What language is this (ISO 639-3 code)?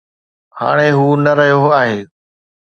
snd